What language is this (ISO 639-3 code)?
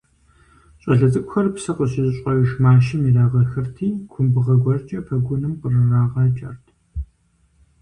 kbd